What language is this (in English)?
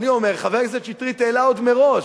Hebrew